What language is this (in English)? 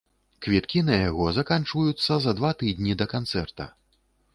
Belarusian